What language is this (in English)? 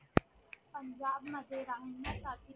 Marathi